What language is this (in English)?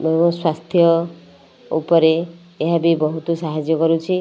Odia